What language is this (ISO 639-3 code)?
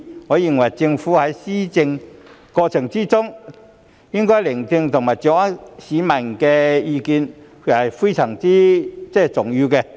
yue